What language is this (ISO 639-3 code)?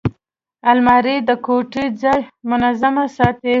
pus